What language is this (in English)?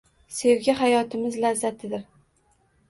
Uzbek